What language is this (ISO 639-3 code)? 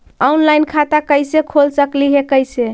mag